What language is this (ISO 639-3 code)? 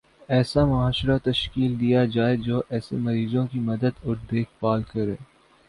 urd